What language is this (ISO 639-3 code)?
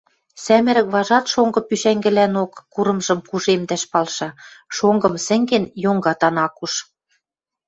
mrj